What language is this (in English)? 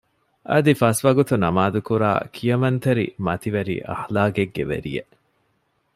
Divehi